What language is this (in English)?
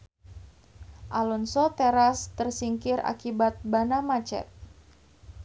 Sundanese